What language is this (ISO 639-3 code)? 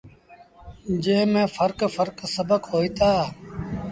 sbn